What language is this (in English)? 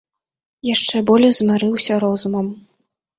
Belarusian